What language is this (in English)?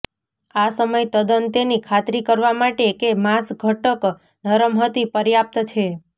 Gujarati